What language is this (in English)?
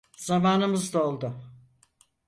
Turkish